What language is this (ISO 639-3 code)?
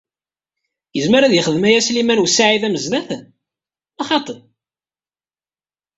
kab